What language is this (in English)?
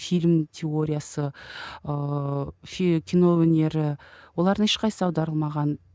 Kazakh